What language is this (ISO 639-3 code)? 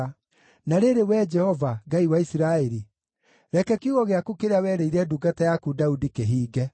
kik